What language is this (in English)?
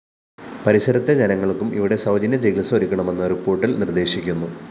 Malayalam